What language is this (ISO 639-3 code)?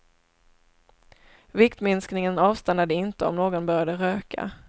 swe